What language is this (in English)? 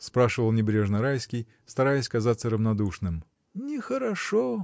Russian